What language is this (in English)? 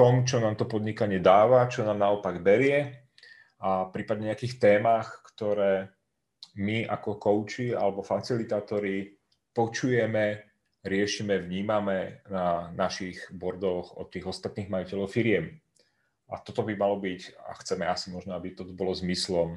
Czech